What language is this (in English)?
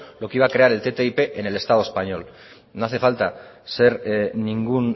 Spanish